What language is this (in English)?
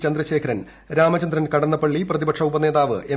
Malayalam